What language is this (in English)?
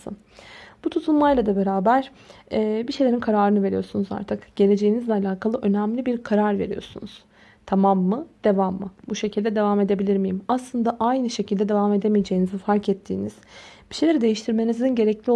Turkish